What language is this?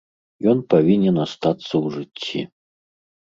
Belarusian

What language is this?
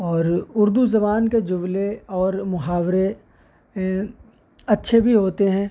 Urdu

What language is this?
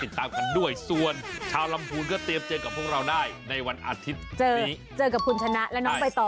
Thai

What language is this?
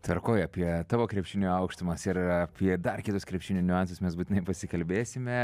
Lithuanian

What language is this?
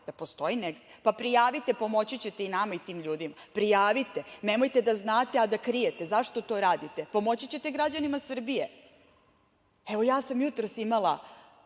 Serbian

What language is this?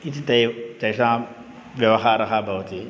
Sanskrit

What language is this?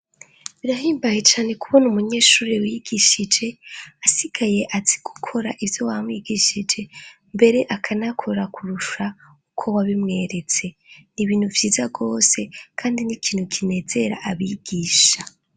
Rundi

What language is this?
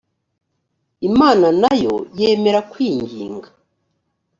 Kinyarwanda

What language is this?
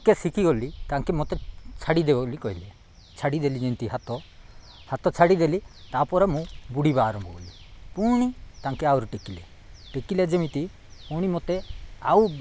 Odia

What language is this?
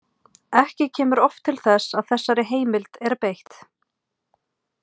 Icelandic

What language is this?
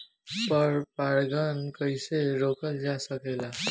Bhojpuri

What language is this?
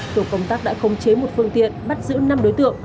Vietnamese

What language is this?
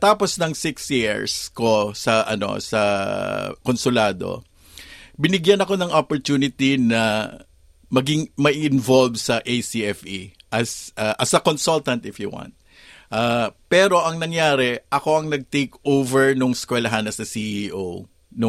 Filipino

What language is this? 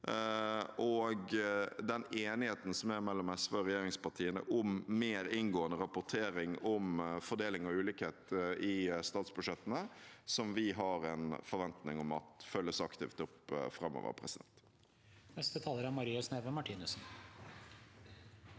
Norwegian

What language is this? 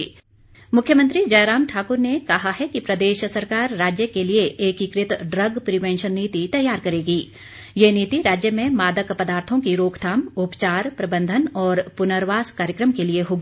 Hindi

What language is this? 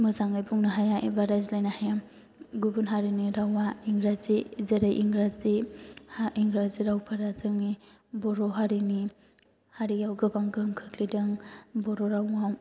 Bodo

